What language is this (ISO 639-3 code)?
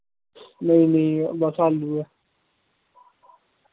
doi